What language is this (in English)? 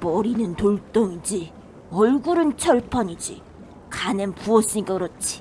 Korean